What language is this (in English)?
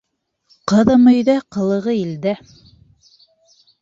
Bashkir